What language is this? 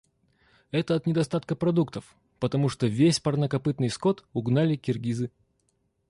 Russian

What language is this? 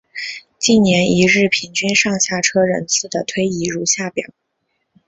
Chinese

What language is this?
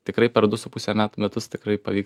Lithuanian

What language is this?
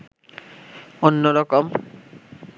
Bangla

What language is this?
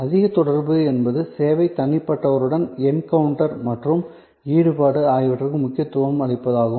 Tamil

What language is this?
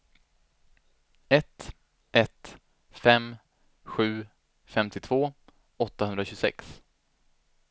Swedish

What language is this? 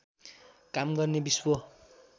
Nepali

